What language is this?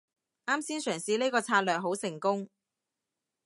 Cantonese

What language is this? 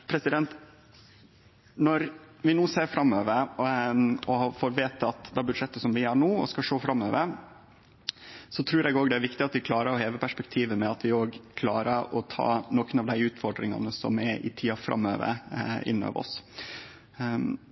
Norwegian Nynorsk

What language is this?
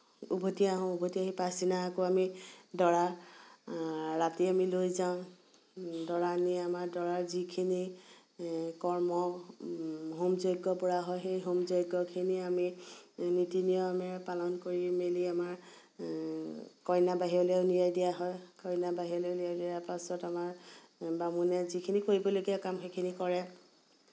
Assamese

